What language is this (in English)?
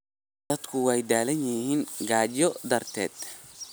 Somali